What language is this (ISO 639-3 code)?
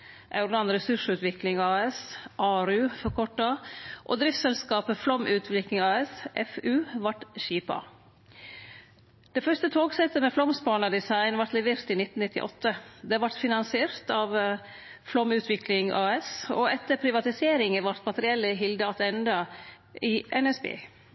nno